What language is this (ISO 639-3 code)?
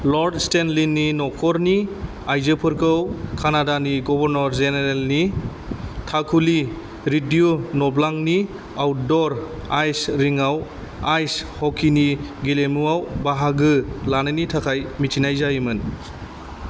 brx